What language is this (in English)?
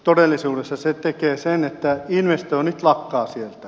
Finnish